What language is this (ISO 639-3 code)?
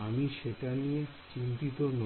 ben